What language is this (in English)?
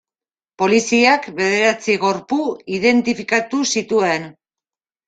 Basque